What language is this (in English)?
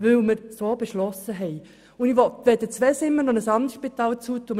Swiss German